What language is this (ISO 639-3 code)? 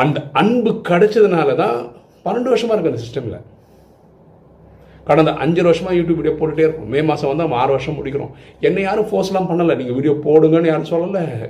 tam